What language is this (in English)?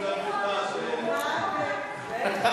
Hebrew